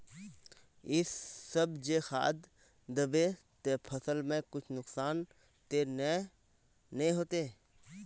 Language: Magahi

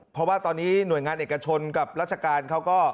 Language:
Thai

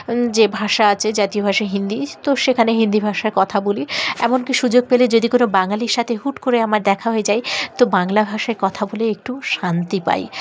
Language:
Bangla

